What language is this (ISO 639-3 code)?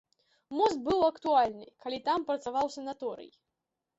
bel